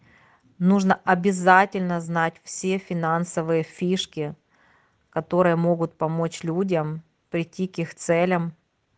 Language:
Russian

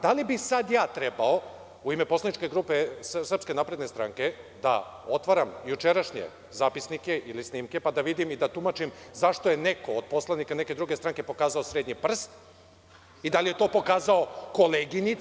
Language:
Serbian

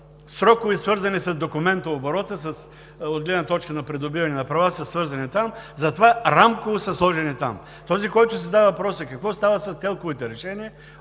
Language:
Bulgarian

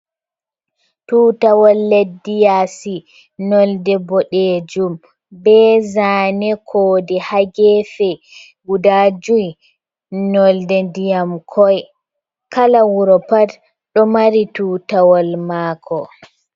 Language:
Fula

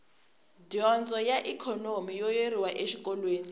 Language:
Tsonga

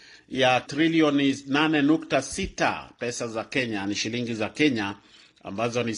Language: Swahili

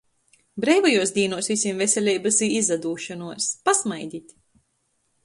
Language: Latgalian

